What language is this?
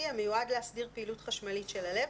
Hebrew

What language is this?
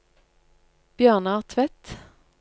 Norwegian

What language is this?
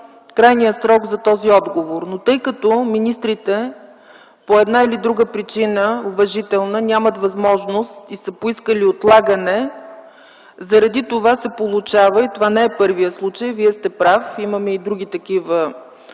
Bulgarian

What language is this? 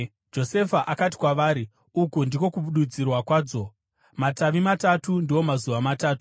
Shona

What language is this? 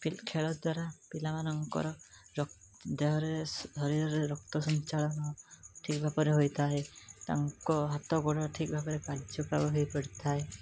Odia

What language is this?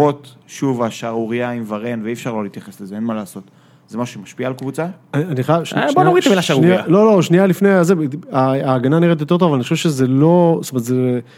Hebrew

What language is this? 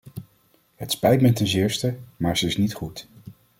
Dutch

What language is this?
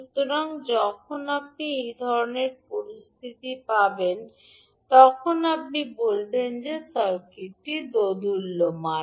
Bangla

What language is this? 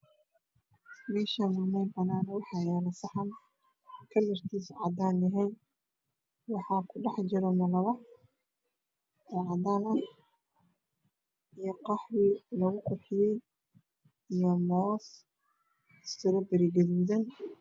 Somali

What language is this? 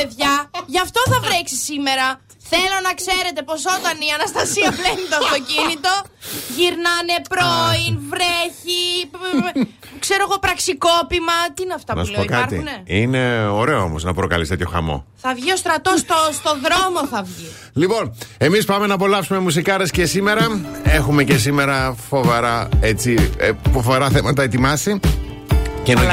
Greek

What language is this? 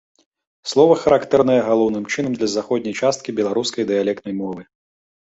Belarusian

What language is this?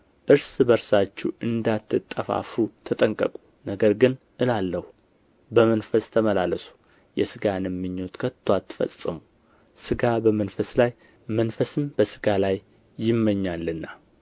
Amharic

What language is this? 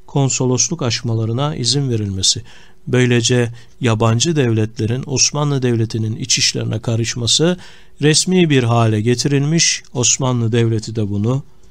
Turkish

